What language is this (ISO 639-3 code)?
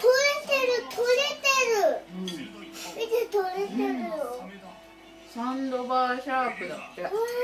jpn